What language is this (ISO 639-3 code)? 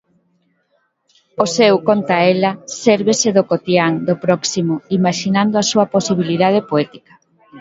glg